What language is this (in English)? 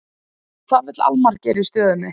Icelandic